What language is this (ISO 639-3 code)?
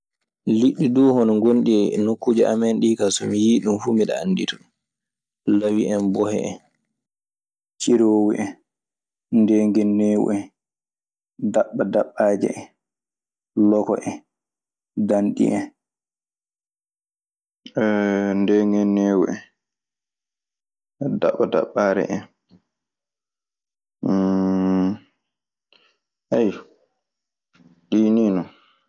ffm